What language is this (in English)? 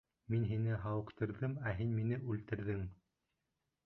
Bashkir